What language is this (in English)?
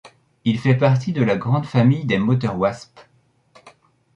French